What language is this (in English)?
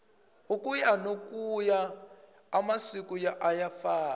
Tsonga